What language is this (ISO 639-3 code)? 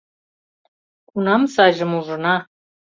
chm